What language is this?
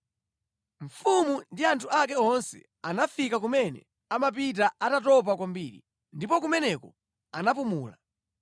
Nyanja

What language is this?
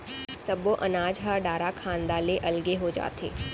Chhattisgarhi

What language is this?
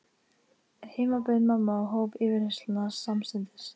Icelandic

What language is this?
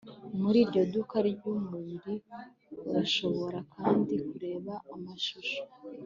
Kinyarwanda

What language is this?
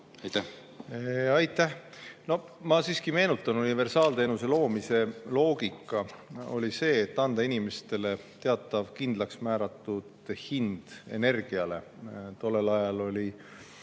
Estonian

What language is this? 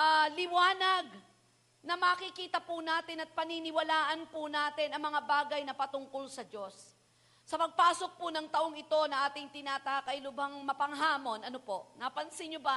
Filipino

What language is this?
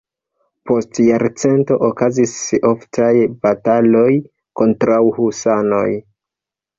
Esperanto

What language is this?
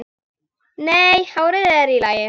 Icelandic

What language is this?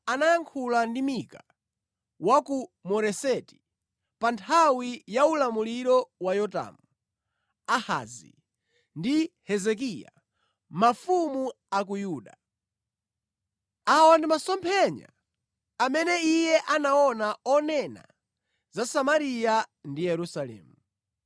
Nyanja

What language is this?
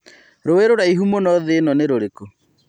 Kikuyu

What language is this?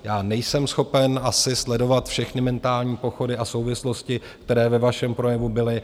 Czech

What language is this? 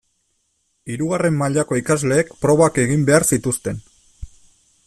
Basque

